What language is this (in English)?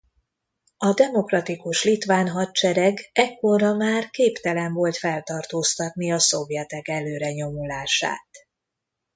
Hungarian